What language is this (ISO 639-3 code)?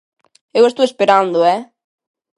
glg